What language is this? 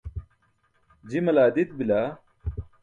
Burushaski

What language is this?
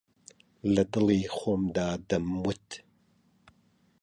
Central Kurdish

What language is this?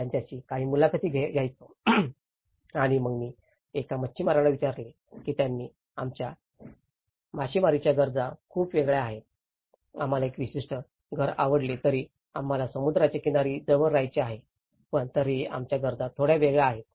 Marathi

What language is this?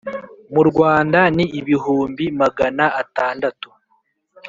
Kinyarwanda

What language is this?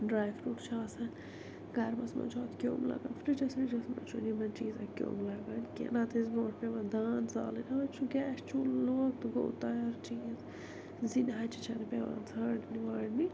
Kashmiri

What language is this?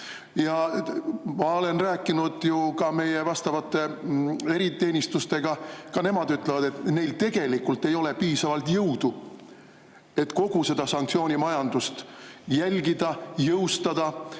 Estonian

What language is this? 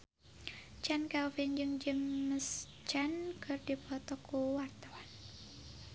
Sundanese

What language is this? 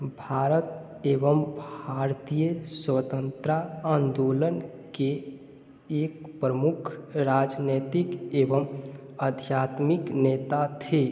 Hindi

